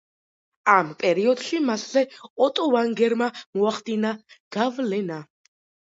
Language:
Georgian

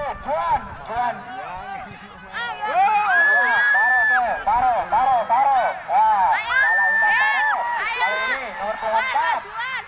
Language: Indonesian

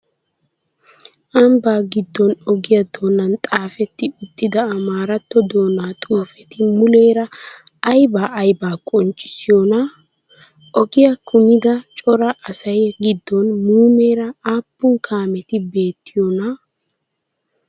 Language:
Wolaytta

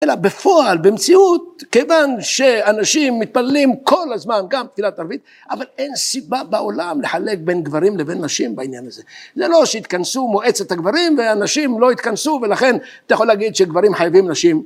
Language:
Hebrew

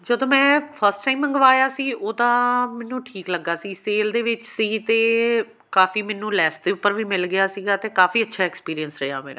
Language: Punjabi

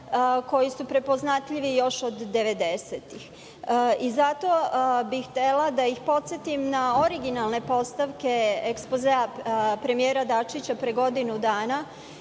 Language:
Serbian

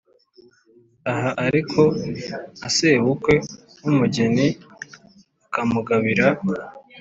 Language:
Kinyarwanda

